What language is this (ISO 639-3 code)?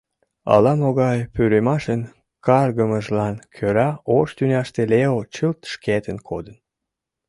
chm